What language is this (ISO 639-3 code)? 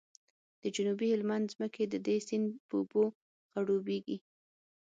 pus